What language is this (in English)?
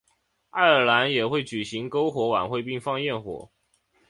Chinese